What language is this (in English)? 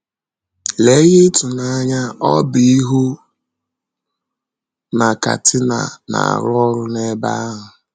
Igbo